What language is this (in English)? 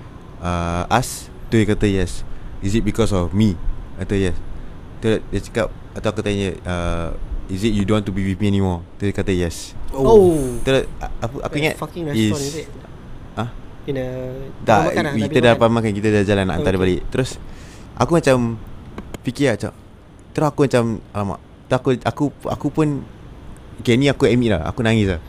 Malay